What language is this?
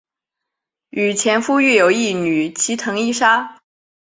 Chinese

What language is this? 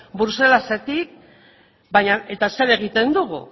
Basque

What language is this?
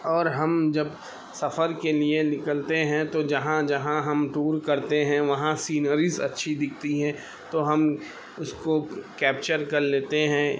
Urdu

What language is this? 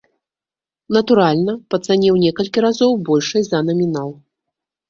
Belarusian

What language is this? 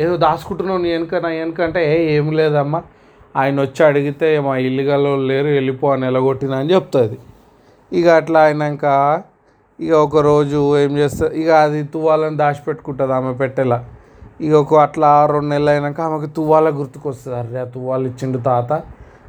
Telugu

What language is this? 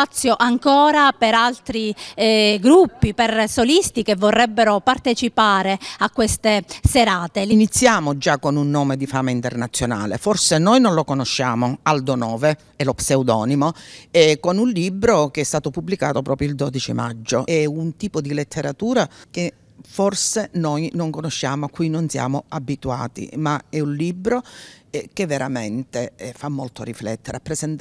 Italian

